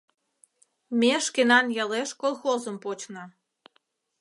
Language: Mari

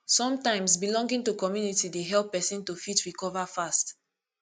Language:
Nigerian Pidgin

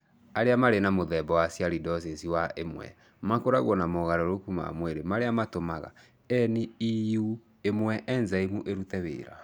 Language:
Kikuyu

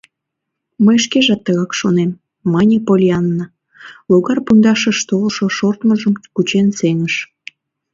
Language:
Mari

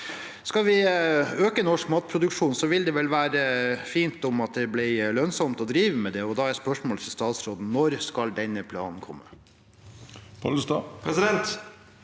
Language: Norwegian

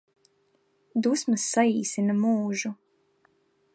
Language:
Latvian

